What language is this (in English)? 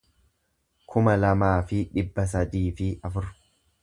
Oromo